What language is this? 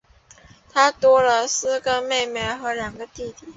Chinese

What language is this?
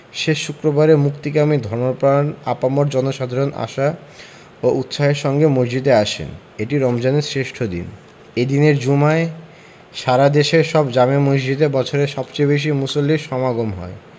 Bangla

